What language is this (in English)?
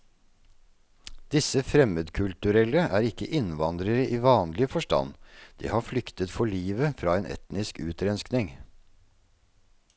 Norwegian